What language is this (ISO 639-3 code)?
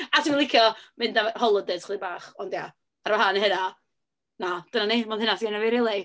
cym